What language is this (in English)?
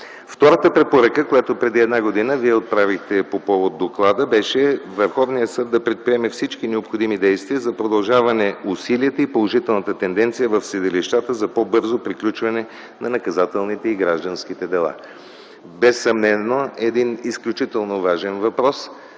Bulgarian